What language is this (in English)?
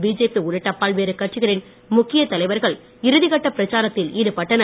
Tamil